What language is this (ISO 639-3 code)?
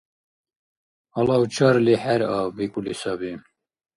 dar